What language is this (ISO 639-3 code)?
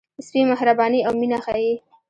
pus